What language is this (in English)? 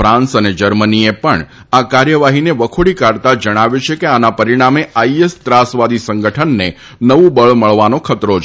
Gujarati